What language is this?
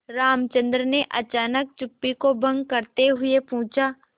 Hindi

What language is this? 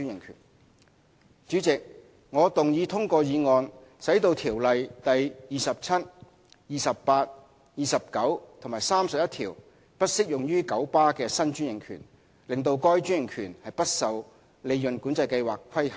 Cantonese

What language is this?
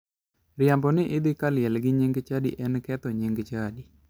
Luo (Kenya and Tanzania)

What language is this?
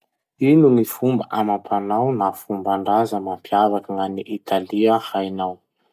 Masikoro Malagasy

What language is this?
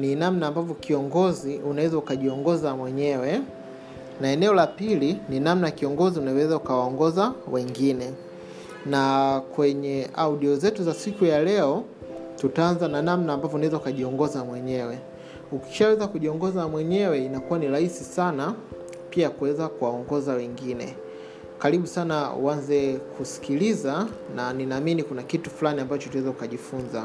Swahili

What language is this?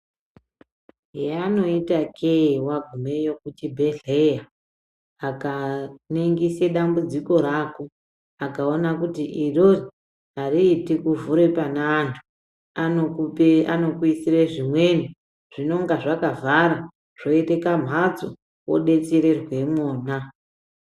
Ndau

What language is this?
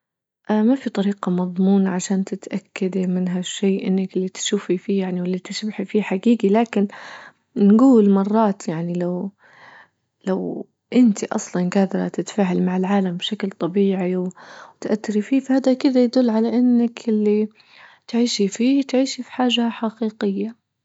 Libyan Arabic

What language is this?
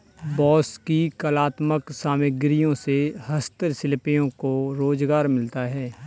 Hindi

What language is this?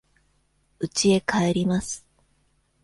Japanese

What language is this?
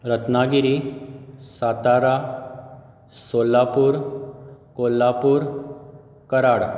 Konkani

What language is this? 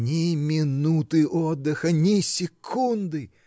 Russian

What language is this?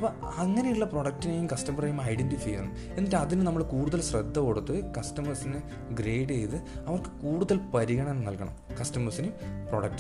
Malayalam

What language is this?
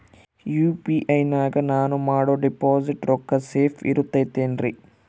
Kannada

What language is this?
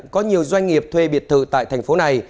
Vietnamese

